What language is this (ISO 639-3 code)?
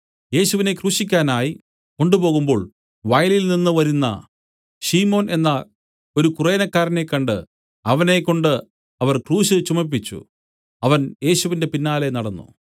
mal